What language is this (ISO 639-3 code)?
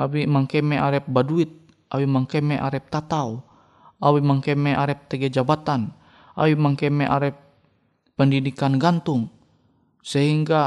ind